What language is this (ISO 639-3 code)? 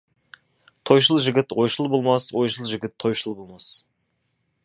kaz